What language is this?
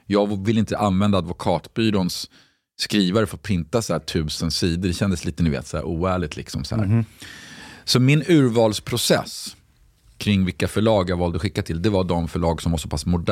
Swedish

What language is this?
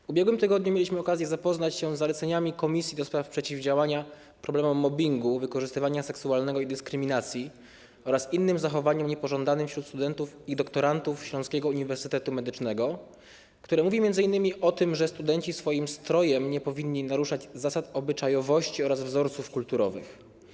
Polish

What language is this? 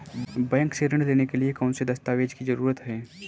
Hindi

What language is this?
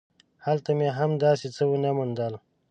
Pashto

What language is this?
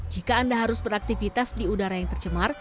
Indonesian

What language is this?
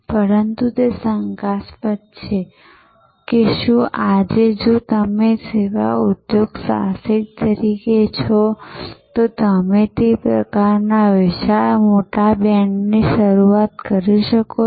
Gujarati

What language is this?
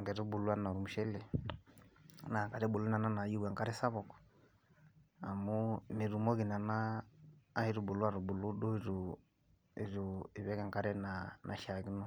Masai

